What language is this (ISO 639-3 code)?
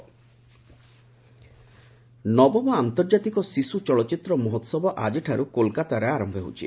ori